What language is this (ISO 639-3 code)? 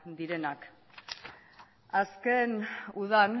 eus